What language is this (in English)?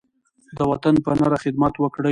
Pashto